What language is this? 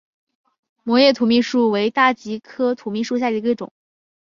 Chinese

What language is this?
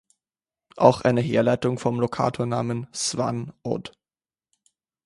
German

